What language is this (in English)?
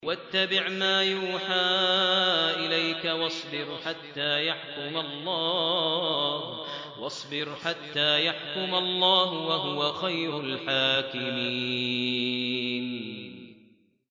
Arabic